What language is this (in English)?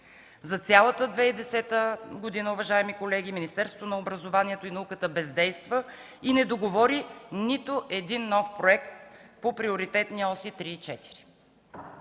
Bulgarian